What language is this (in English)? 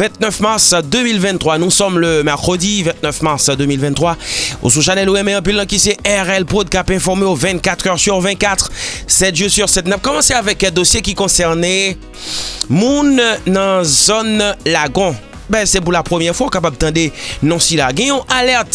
French